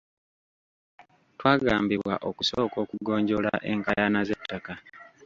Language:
Ganda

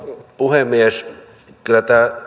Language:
Finnish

